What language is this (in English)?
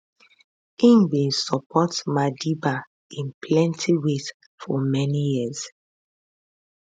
Nigerian Pidgin